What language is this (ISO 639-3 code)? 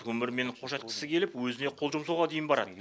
kaz